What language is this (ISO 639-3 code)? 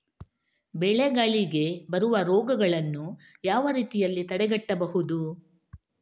kan